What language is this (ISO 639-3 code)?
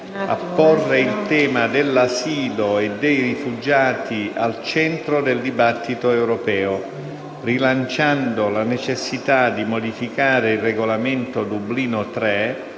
ita